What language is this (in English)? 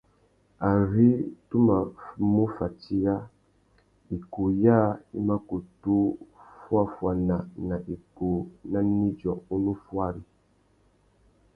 Tuki